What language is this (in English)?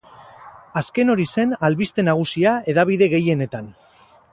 Basque